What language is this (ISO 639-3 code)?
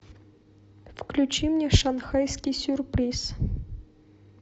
rus